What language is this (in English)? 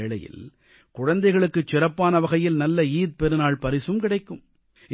Tamil